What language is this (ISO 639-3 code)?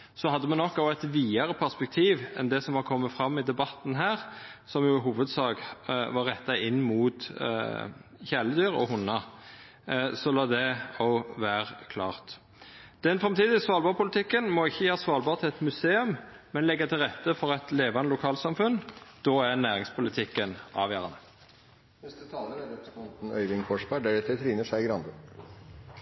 nor